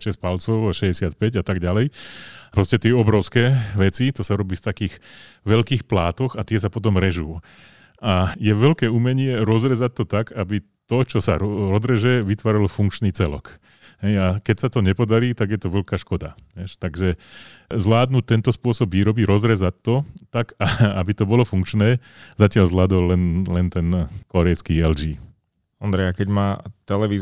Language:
Slovak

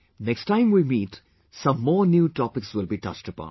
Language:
English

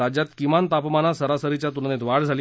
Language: Marathi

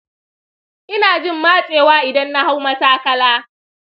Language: Hausa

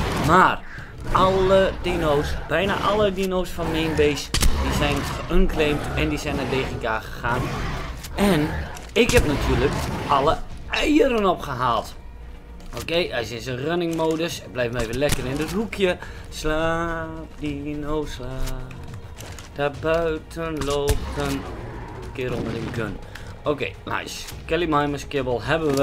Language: Dutch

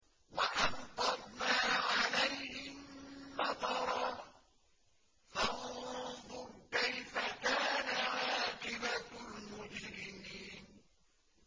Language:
Arabic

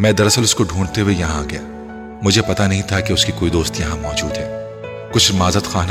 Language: Urdu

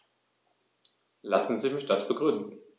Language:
German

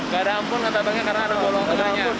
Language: Indonesian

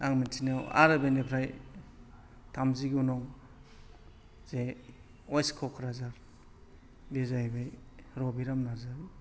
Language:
Bodo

